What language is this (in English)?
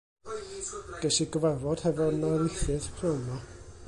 Welsh